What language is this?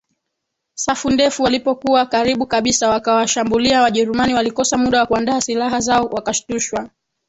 Swahili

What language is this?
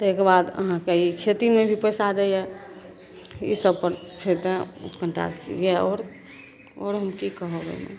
Maithili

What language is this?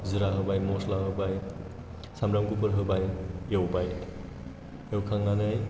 Bodo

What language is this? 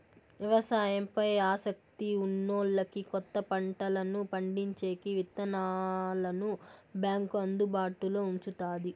Telugu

